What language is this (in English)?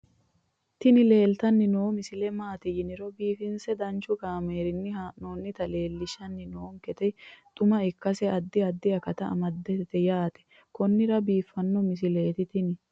Sidamo